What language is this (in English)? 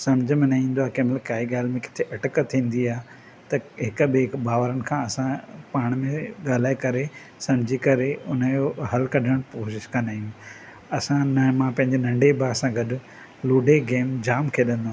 Sindhi